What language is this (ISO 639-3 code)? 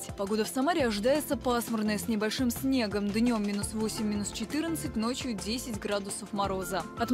rus